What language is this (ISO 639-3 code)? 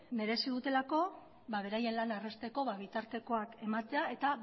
eus